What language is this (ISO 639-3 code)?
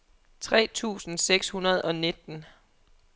dan